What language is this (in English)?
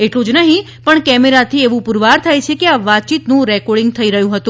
Gujarati